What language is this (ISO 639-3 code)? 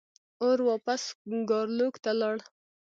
pus